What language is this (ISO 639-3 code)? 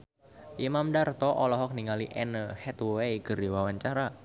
sun